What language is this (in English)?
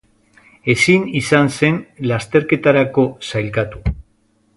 Basque